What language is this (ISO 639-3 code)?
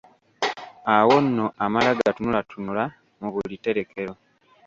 lug